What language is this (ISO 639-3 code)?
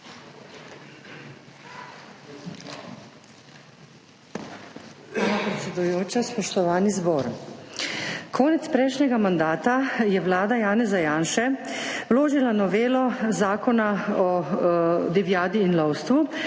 slv